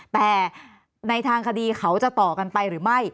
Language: Thai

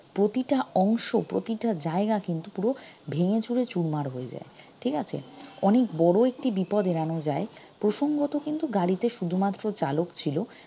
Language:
Bangla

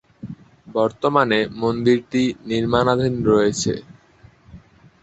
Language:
Bangla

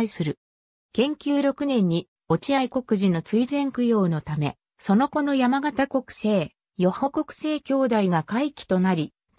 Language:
Japanese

